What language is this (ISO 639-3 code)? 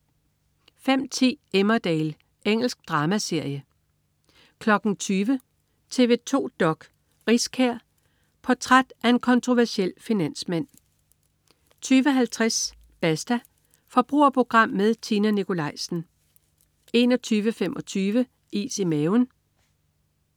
dan